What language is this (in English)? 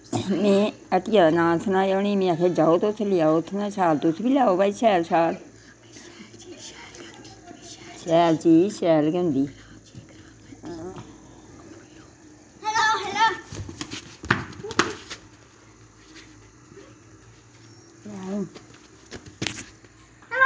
Dogri